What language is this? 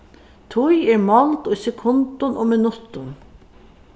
Faroese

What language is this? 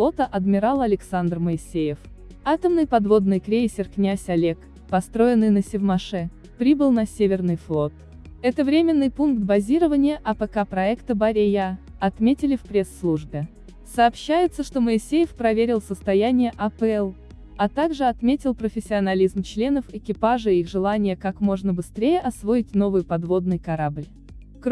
Russian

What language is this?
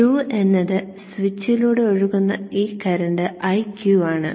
Malayalam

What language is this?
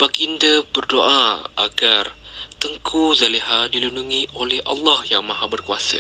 Malay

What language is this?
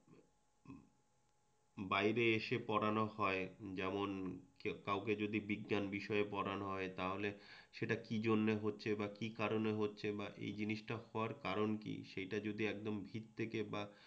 Bangla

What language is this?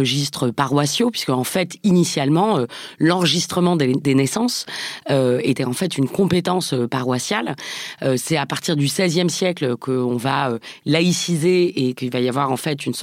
French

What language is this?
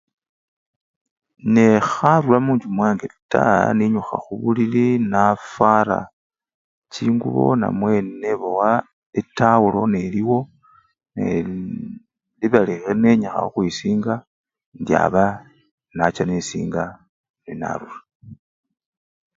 Luyia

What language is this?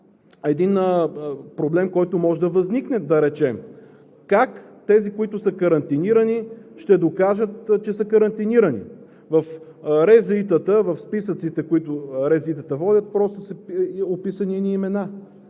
Bulgarian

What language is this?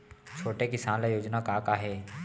Chhattisgarhi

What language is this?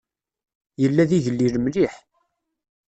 Kabyle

